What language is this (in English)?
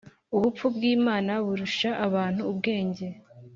Kinyarwanda